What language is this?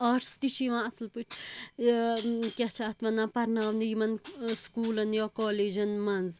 Kashmiri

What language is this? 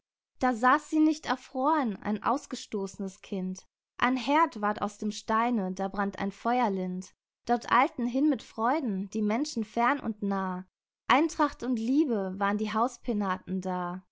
German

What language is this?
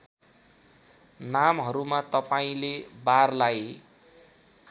Nepali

